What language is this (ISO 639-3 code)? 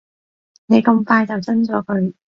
yue